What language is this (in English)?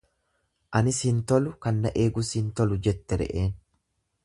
Oromo